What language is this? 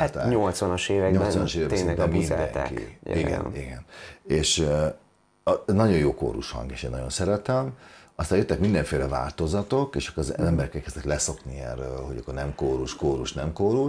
Hungarian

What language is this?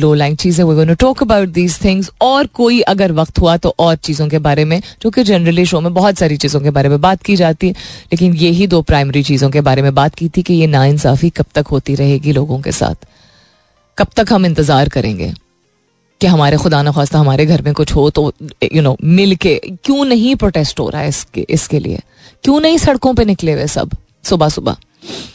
Hindi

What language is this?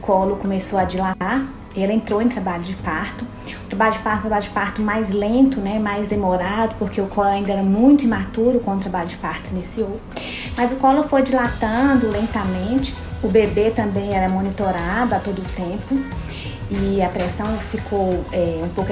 Portuguese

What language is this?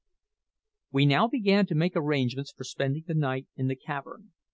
English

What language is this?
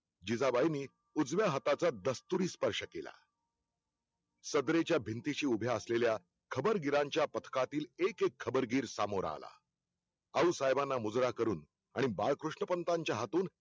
Marathi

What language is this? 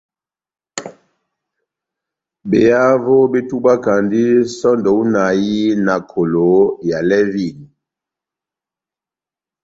Batanga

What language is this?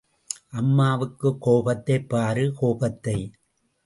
Tamil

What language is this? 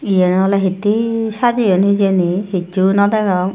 Chakma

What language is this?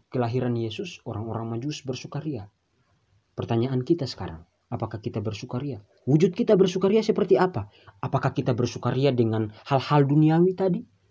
Indonesian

